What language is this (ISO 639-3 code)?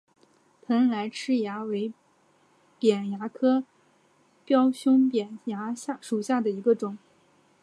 zho